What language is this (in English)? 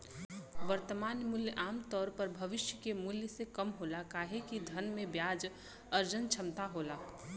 Bhojpuri